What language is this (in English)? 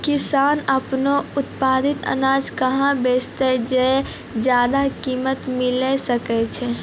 Maithili